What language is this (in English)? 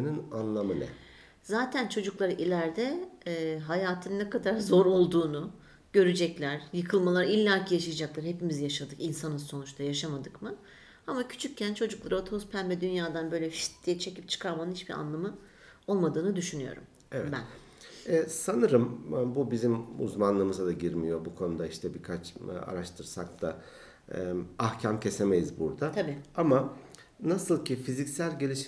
Turkish